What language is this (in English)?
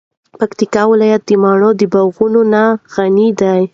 Pashto